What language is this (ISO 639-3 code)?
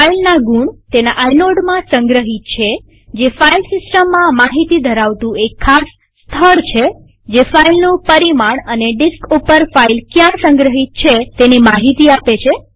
guj